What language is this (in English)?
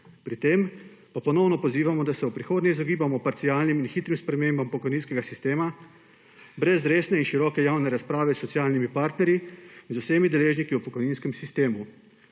Slovenian